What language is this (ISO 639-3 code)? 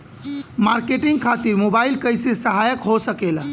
bho